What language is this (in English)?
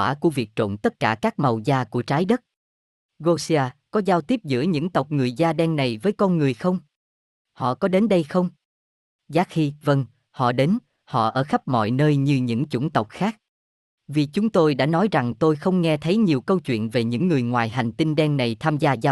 Vietnamese